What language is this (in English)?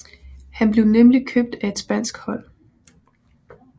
Danish